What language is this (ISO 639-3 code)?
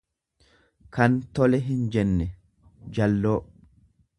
orm